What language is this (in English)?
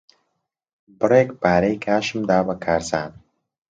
Central Kurdish